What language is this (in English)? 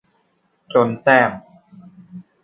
Thai